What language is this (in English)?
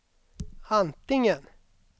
Swedish